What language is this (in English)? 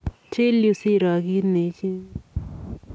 Kalenjin